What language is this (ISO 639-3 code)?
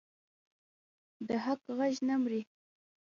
pus